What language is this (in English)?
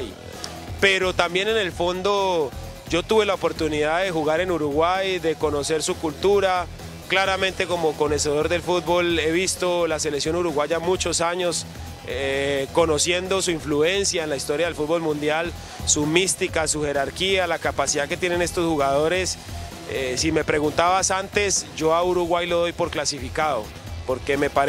Spanish